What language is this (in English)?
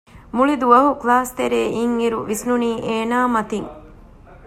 Divehi